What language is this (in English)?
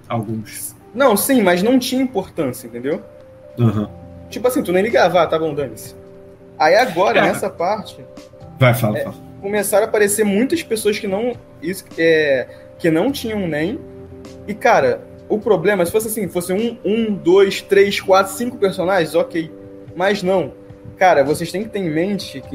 Portuguese